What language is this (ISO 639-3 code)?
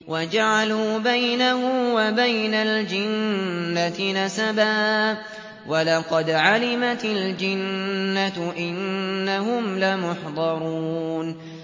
ara